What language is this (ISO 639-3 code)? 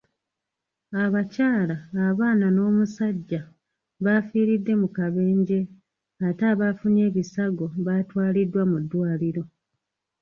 lug